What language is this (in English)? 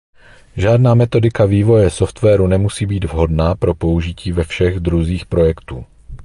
Czech